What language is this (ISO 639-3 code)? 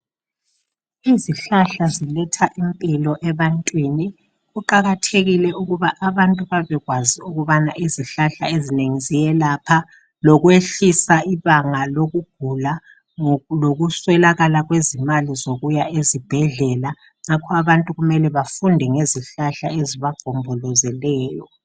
nde